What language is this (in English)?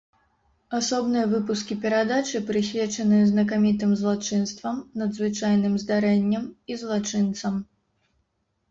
Belarusian